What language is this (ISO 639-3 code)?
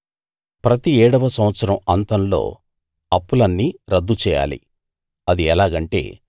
tel